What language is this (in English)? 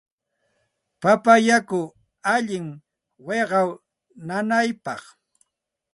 Santa Ana de Tusi Pasco Quechua